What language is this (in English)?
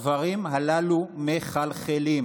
Hebrew